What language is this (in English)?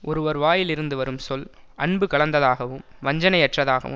Tamil